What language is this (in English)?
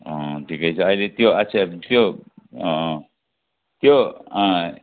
Nepali